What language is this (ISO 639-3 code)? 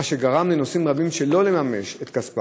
heb